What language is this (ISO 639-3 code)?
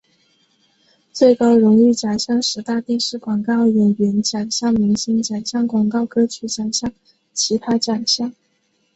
zho